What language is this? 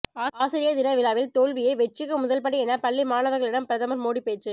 Tamil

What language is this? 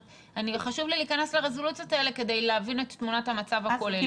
Hebrew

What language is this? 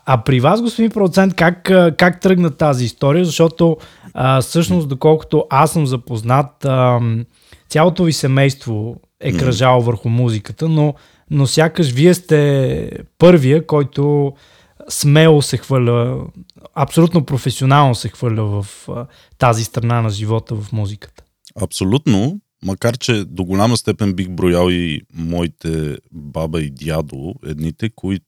Bulgarian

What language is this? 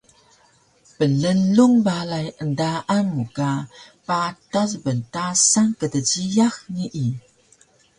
Taroko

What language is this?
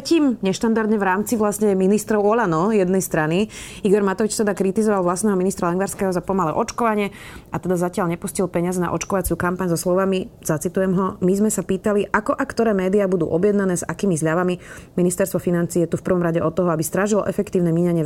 Slovak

